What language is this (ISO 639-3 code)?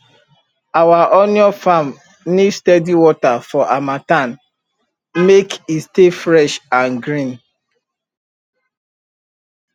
pcm